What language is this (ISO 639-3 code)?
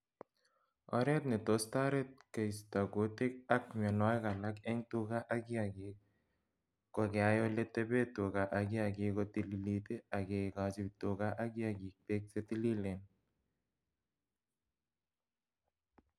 kln